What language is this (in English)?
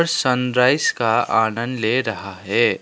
Hindi